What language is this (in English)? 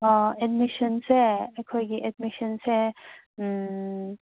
Manipuri